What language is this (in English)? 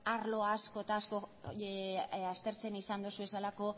Basque